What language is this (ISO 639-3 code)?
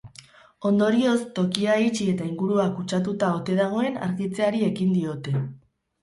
eus